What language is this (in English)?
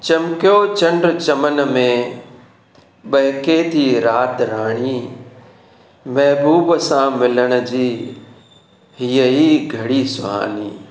Sindhi